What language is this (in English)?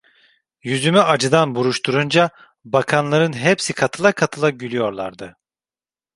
Turkish